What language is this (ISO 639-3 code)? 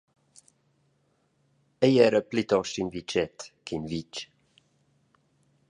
roh